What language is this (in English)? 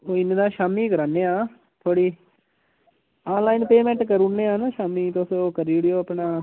Dogri